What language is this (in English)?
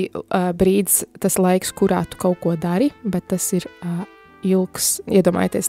Latvian